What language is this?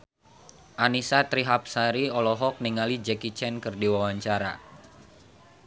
Sundanese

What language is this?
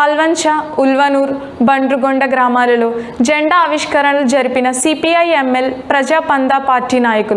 Hindi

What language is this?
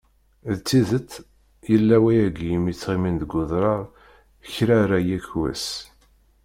Kabyle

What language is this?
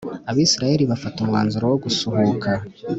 Kinyarwanda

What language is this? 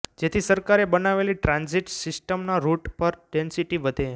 Gujarati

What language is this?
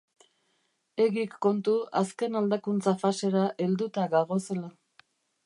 Basque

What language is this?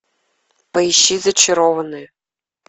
Russian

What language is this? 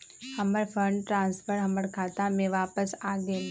Magahi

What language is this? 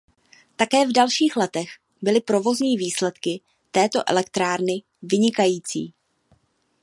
Czech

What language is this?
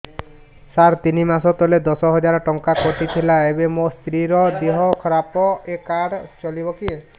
Odia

